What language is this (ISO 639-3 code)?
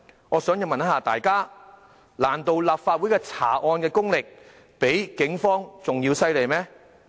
yue